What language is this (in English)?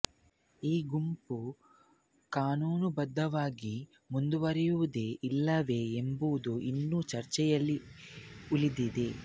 Kannada